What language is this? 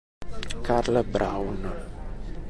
Italian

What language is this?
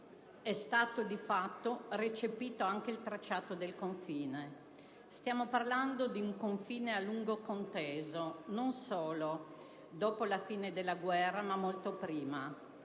Italian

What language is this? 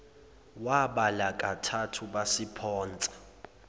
Zulu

